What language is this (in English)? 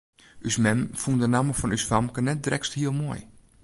Western Frisian